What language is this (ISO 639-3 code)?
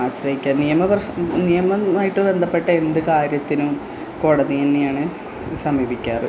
mal